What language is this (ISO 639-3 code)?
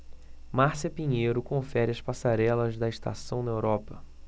por